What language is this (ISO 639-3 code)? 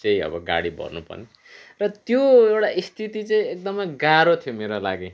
nep